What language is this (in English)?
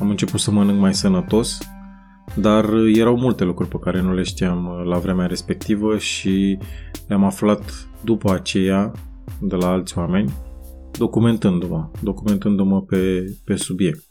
Romanian